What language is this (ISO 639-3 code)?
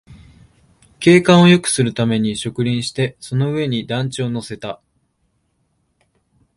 jpn